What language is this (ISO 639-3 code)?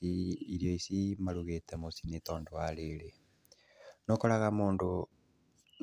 kik